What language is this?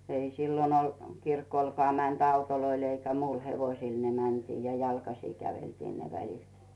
Finnish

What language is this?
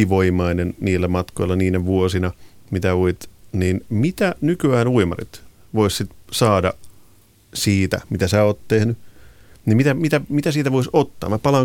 Finnish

